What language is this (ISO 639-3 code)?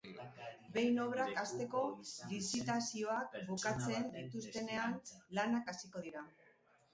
eus